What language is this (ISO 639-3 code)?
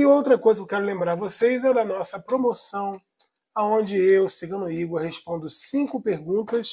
por